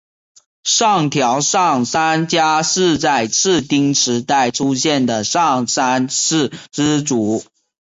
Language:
Chinese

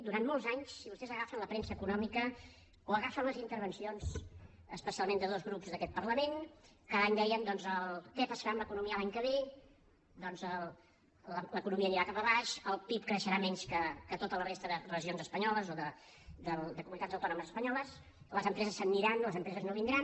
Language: Catalan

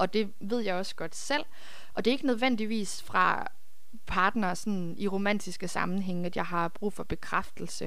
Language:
Danish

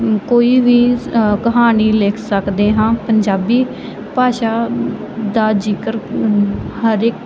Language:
Punjabi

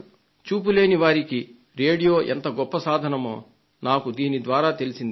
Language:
Telugu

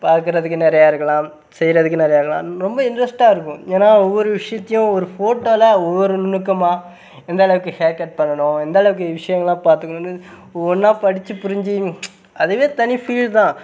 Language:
Tamil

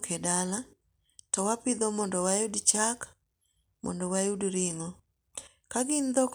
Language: Luo (Kenya and Tanzania)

